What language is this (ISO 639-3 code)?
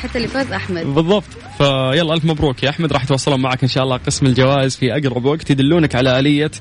ara